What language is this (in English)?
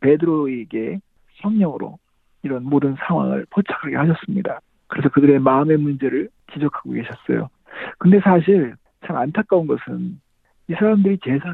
Korean